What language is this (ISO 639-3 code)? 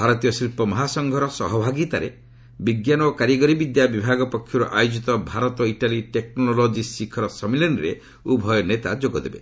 ori